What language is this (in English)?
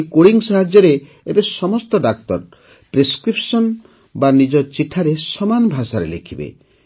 Odia